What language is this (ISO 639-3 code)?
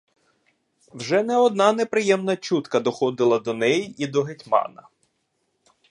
ukr